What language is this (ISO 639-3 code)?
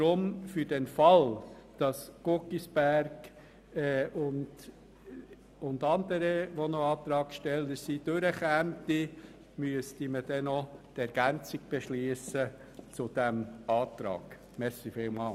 gsw